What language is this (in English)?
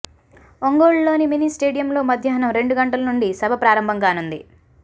Telugu